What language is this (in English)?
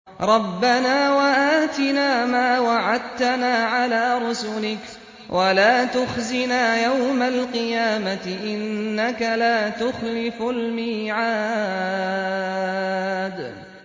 Arabic